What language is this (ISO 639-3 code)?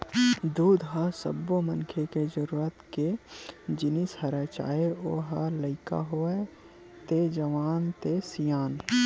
hne